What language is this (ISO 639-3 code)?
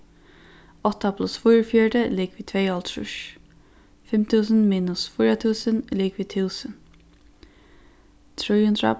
fao